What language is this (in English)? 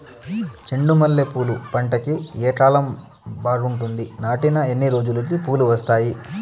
Telugu